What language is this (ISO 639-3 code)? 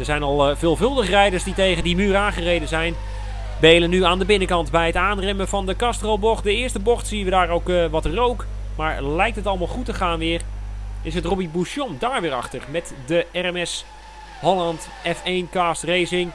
nld